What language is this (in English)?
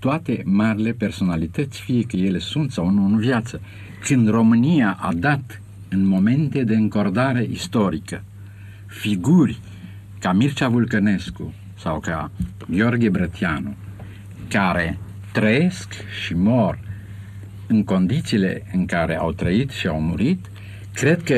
Romanian